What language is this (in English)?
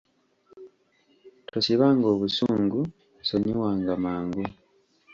Ganda